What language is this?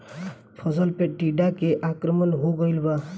Bhojpuri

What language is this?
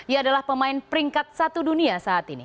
Indonesian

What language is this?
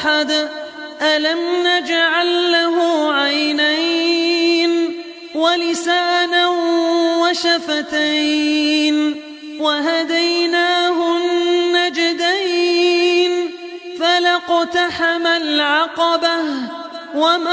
Arabic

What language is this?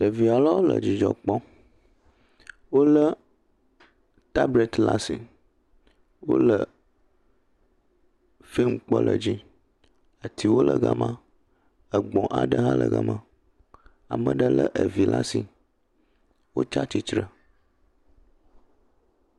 Ewe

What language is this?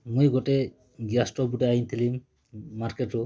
Odia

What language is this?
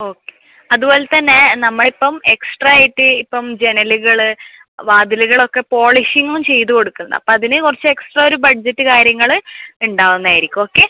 Malayalam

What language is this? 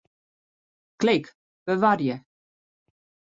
Western Frisian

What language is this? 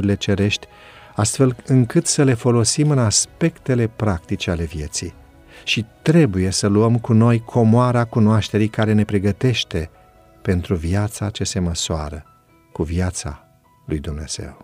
Romanian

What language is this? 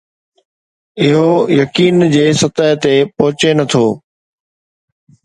Sindhi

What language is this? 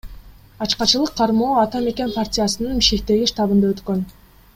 Kyrgyz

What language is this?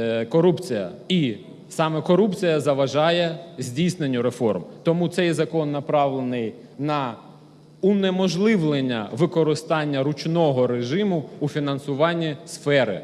Ukrainian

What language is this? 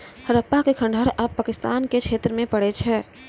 Maithili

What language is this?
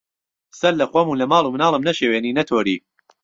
Central Kurdish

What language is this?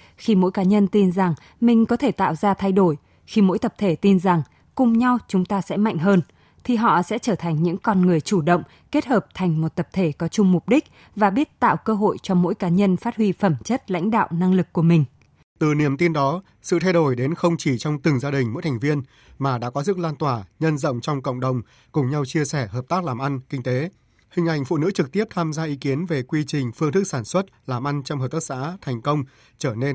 Vietnamese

